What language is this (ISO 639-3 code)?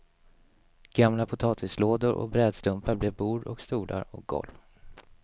swe